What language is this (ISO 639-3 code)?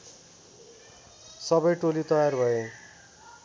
nep